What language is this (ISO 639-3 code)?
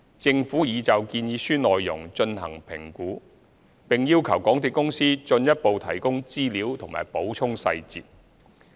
yue